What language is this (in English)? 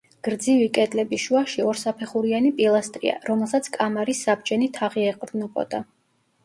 Georgian